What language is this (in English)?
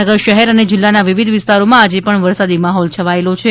Gujarati